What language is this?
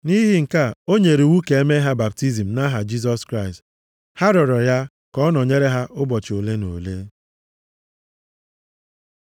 Igbo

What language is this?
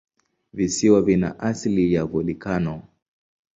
Swahili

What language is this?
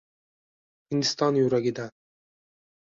Uzbek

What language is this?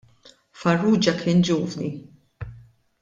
Maltese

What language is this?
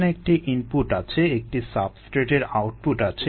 Bangla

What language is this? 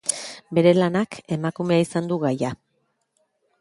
Basque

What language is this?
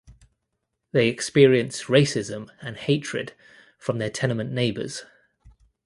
English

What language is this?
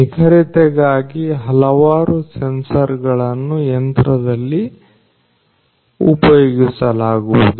Kannada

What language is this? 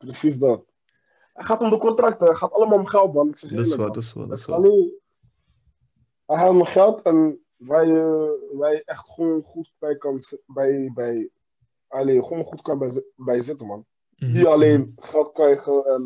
Dutch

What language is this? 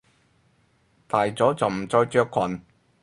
Cantonese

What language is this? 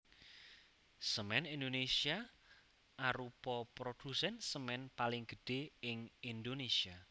Javanese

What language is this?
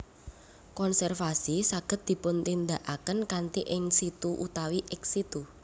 Javanese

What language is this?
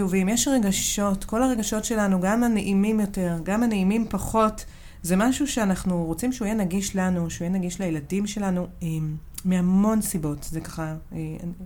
Hebrew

